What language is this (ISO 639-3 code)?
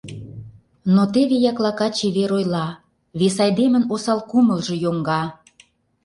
chm